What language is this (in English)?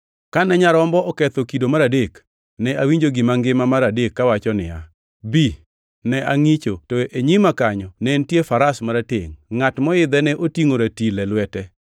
Luo (Kenya and Tanzania)